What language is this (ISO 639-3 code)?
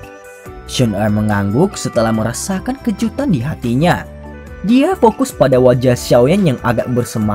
ind